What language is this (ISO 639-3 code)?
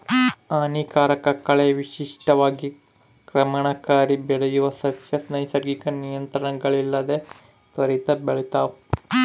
kan